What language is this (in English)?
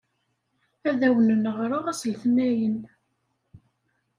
Kabyle